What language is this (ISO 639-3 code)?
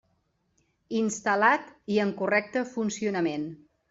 cat